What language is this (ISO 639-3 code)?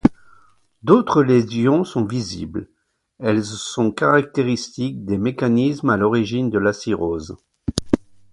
fra